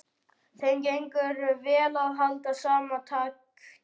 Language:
Icelandic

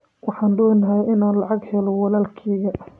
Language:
Somali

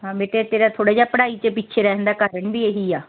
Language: Punjabi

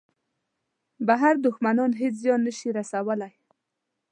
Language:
Pashto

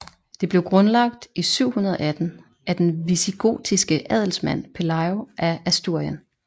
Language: Danish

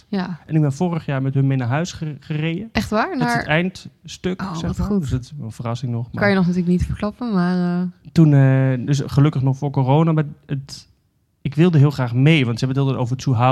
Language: Dutch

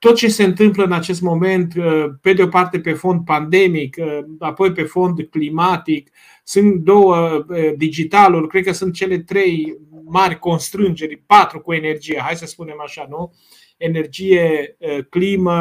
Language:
Romanian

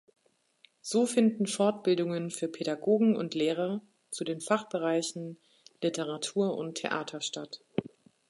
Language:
German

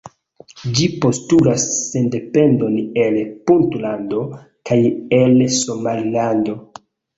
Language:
Esperanto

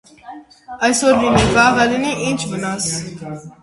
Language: Armenian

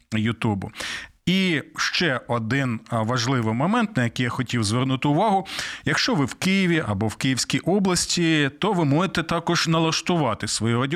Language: Ukrainian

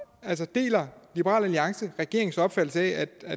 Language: Danish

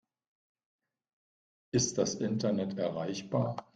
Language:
German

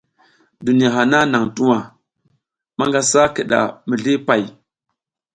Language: South Giziga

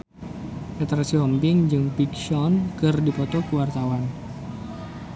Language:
Sundanese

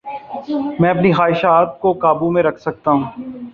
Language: Urdu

